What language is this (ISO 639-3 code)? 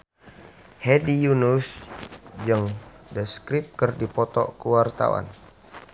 sun